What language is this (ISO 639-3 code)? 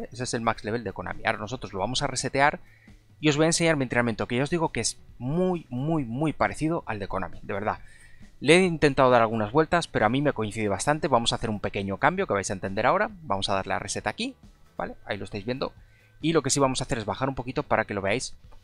spa